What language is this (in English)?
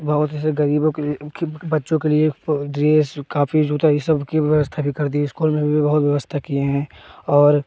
Hindi